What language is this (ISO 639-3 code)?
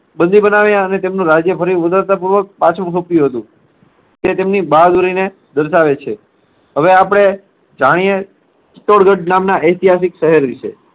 guj